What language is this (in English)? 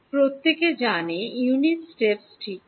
Bangla